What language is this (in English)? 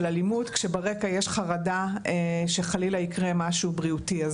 Hebrew